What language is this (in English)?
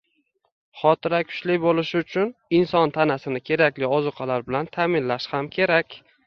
Uzbek